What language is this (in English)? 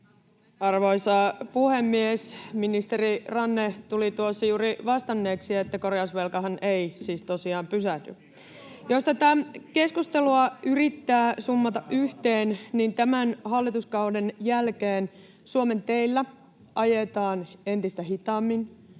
Finnish